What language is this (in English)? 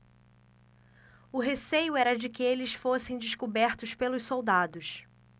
Portuguese